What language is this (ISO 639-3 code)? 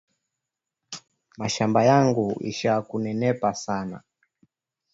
swa